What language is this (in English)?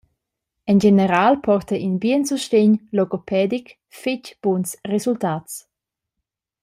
Romansh